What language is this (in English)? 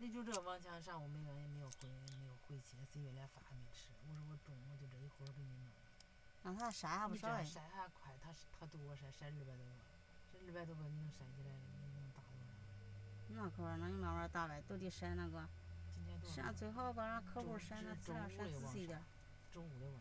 Chinese